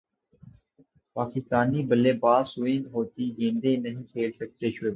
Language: Urdu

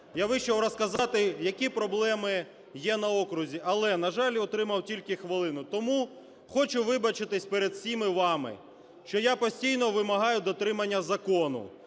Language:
Ukrainian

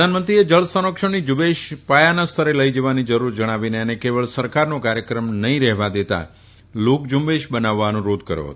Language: Gujarati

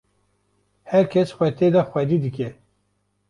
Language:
Kurdish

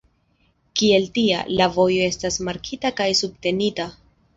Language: Esperanto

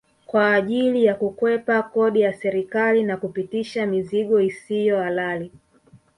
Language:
Swahili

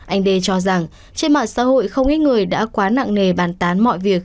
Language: Vietnamese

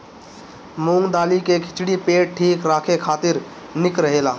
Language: Bhojpuri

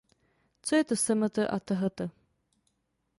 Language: Czech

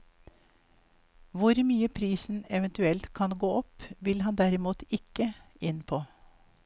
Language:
Norwegian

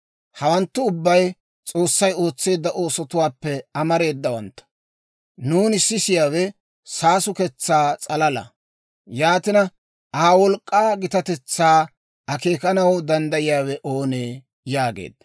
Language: Dawro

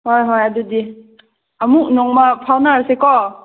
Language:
Manipuri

